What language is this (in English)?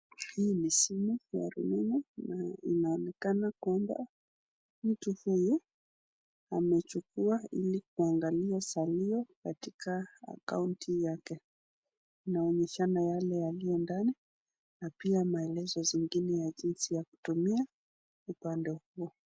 Swahili